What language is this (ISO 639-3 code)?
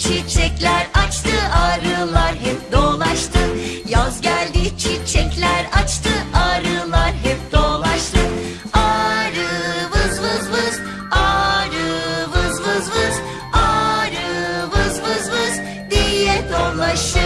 tur